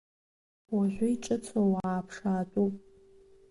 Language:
Abkhazian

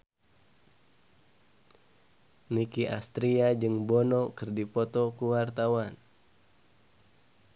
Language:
Sundanese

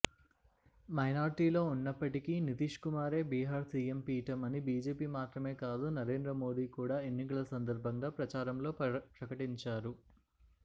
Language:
Telugu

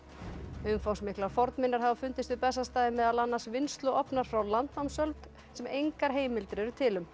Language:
Icelandic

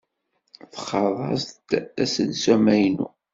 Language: Kabyle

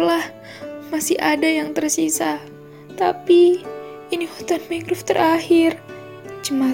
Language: Indonesian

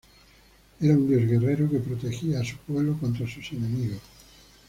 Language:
Spanish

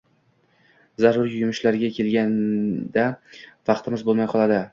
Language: Uzbek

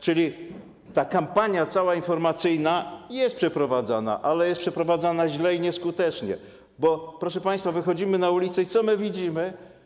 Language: Polish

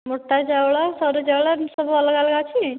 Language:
Odia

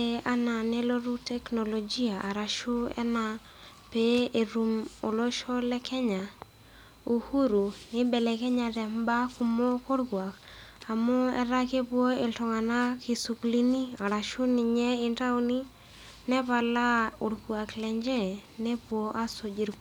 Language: Masai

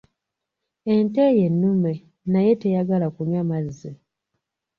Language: Ganda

